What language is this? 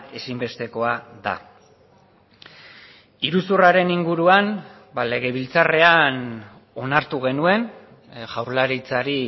Basque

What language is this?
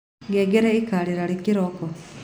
Kikuyu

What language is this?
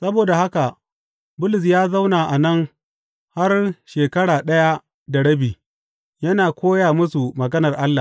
Hausa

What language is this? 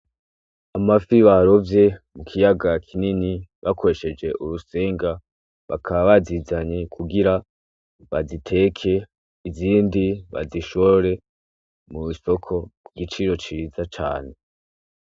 Rundi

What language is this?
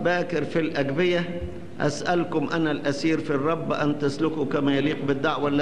Arabic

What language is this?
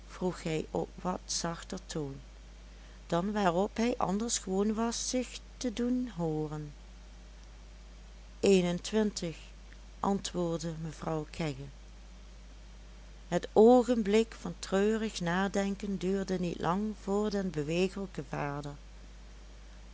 Dutch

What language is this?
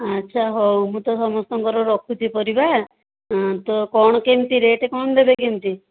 Odia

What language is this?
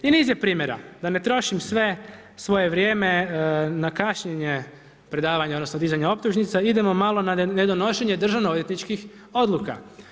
Croatian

